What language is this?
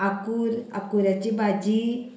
Konkani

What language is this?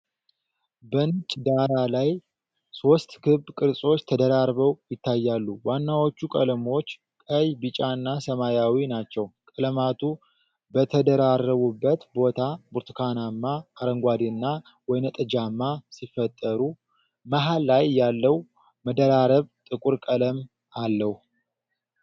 Amharic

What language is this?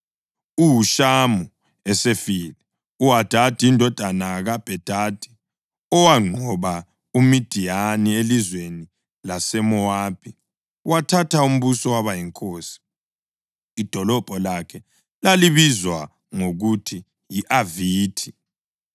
North Ndebele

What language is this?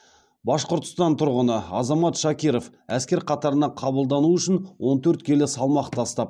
Kazakh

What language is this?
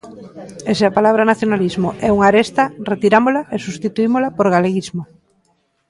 Galician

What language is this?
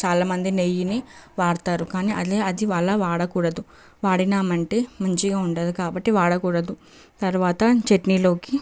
Telugu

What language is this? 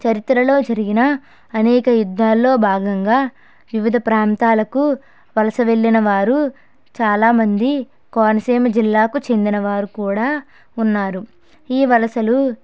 Telugu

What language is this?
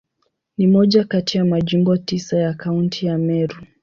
Swahili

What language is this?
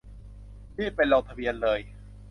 Thai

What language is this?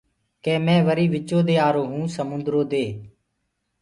Gurgula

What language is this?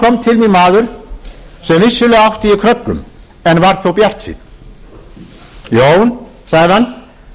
Icelandic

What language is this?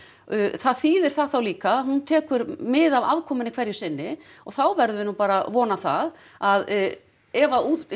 Icelandic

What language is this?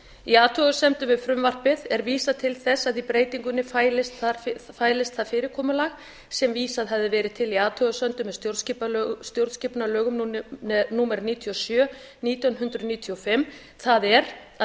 Icelandic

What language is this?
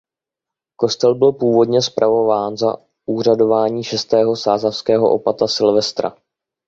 Czech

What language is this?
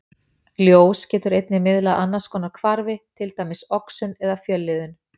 Icelandic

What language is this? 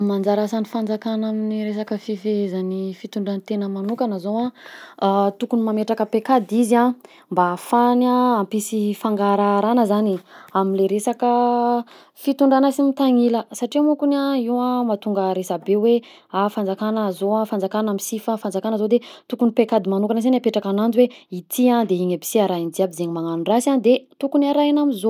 Southern Betsimisaraka Malagasy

